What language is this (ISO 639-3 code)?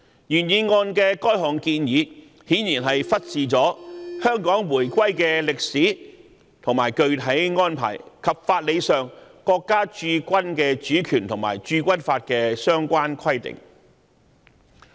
yue